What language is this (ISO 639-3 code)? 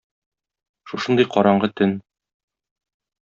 tat